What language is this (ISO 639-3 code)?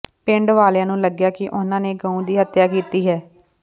pan